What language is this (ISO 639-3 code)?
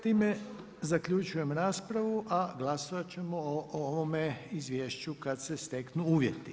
hrv